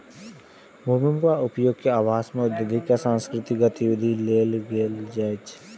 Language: Maithili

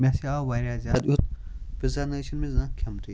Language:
Kashmiri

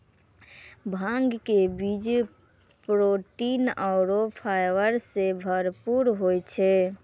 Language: Maithili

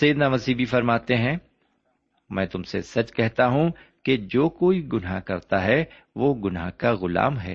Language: Urdu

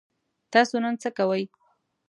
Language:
Pashto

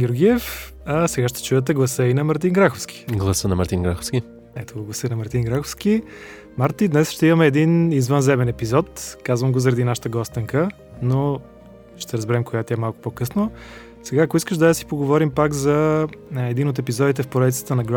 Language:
Bulgarian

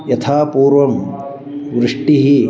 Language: Sanskrit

